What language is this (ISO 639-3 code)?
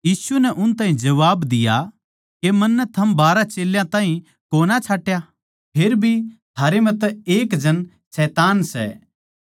bgc